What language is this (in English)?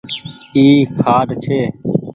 Goaria